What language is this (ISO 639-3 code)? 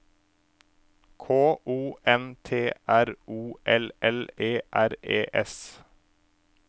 nor